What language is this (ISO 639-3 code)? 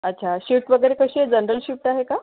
mar